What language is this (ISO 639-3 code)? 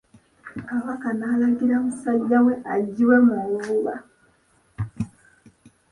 lug